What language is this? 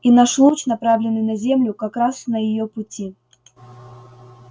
Russian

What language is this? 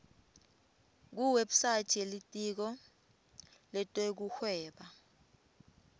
Swati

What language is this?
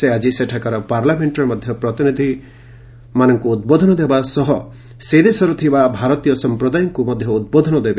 Odia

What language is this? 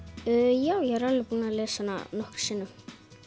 Icelandic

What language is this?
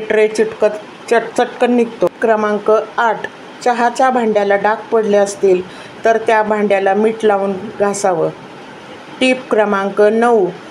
Marathi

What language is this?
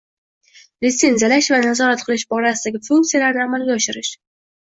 Uzbek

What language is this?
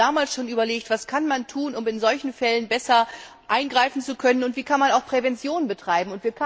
German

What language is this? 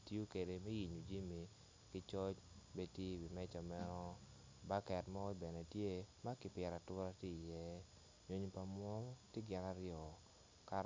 Acoli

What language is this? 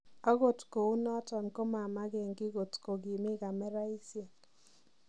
Kalenjin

